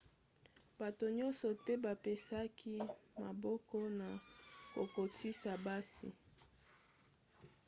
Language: Lingala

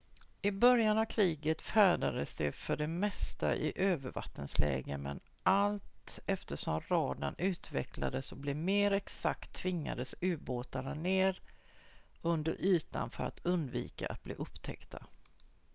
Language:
Swedish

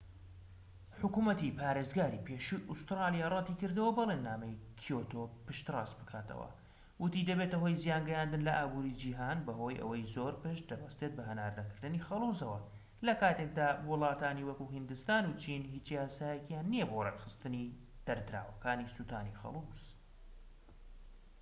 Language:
Central Kurdish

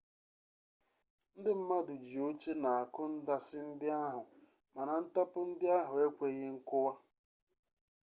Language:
Igbo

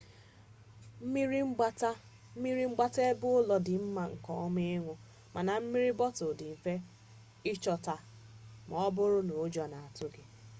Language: Igbo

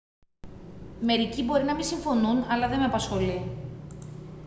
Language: Greek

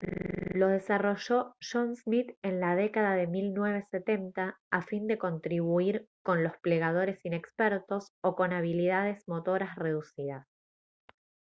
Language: Spanish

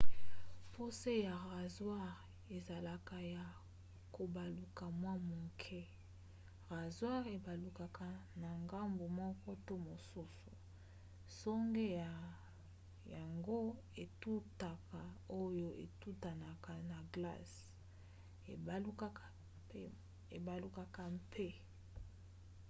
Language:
Lingala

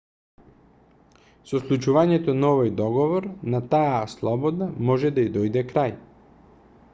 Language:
Macedonian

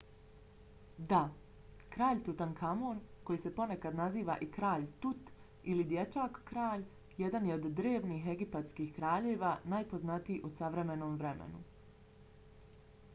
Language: Bosnian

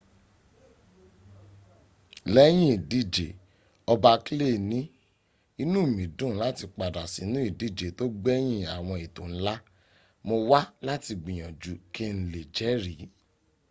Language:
Yoruba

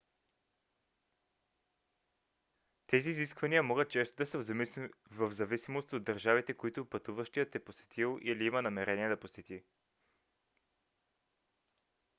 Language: Bulgarian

